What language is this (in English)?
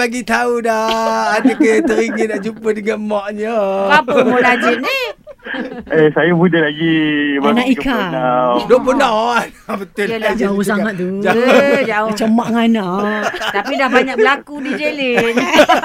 Malay